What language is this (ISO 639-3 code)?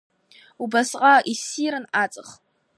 abk